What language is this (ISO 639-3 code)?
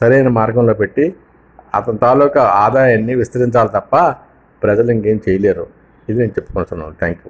tel